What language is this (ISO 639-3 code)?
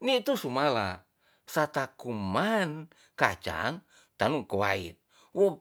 txs